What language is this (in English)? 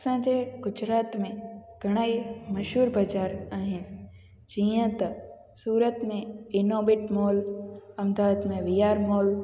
Sindhi